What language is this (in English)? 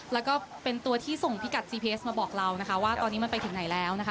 Thai